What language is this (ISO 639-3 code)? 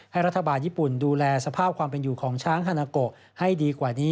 tha